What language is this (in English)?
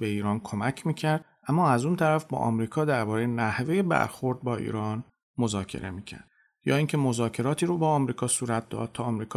Persian